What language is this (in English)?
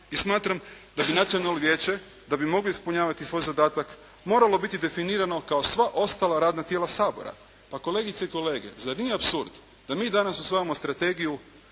Croatian